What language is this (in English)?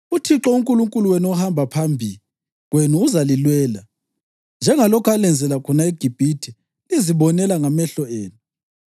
North Ndebele